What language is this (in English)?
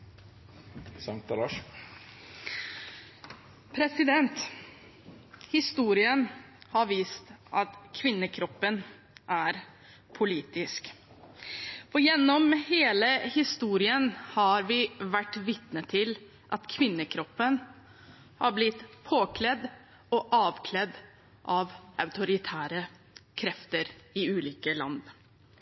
Norwegian